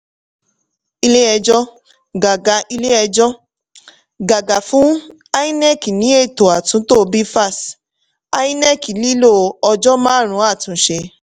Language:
Yoruba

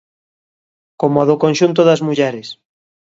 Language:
Galician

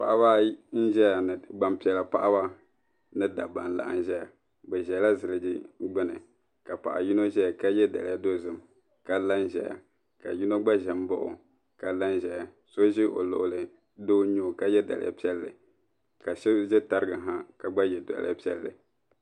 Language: Dagbani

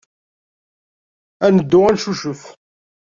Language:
Kabyle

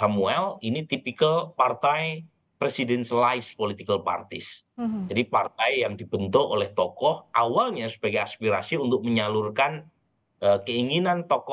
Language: Indonesian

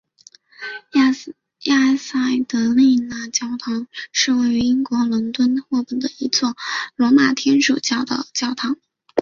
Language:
Chinese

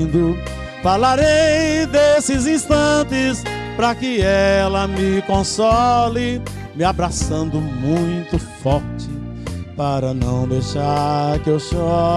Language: Portuguese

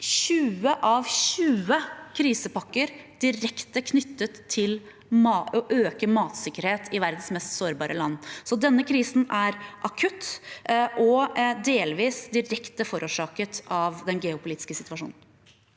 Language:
Norwegian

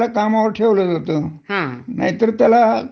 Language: Marathi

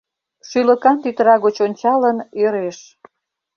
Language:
Mari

